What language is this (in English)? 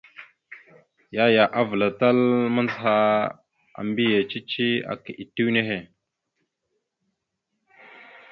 Mada (Cameroon)